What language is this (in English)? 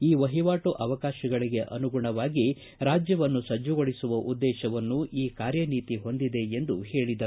Kannada